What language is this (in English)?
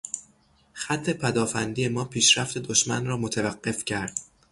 Persian